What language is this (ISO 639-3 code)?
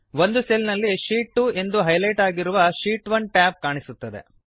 kan